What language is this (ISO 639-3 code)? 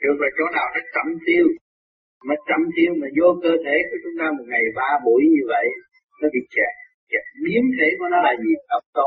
vie